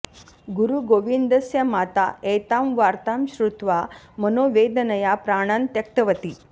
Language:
Sanskrit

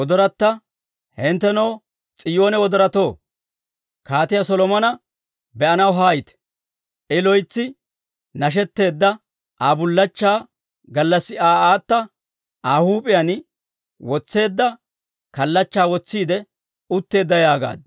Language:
Dawro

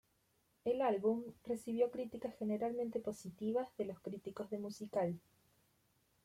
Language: Spanish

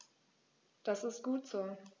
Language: German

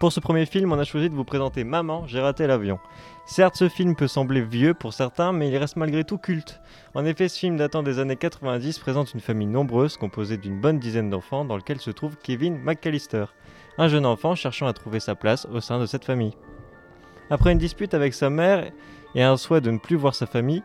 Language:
French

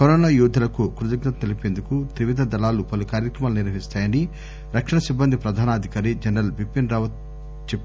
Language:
Telugu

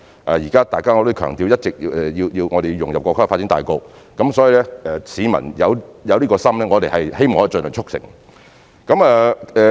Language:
Cantonese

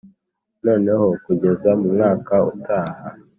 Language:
Kinyarwanda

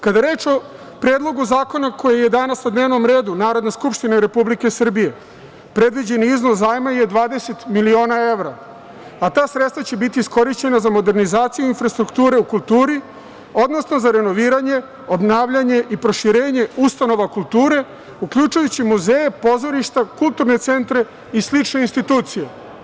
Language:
Serbian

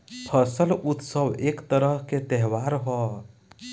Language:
Bhojpuri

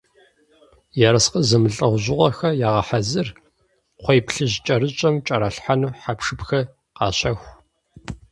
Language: Kabardian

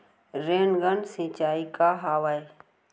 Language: Chhattisgarhi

